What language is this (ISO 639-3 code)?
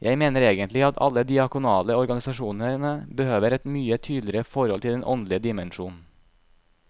nor